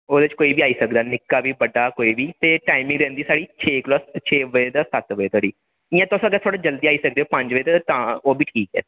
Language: Dogri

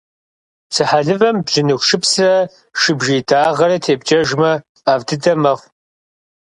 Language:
Kabardian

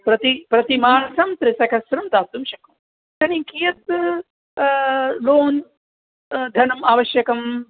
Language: Sanskrit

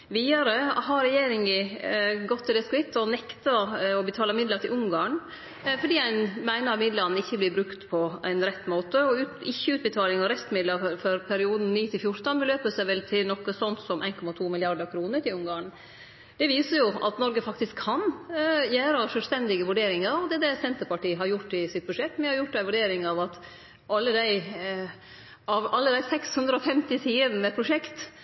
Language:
Norwegian Nynorsk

